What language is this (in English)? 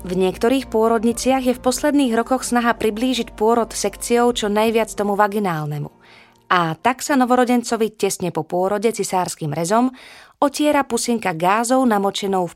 Slovak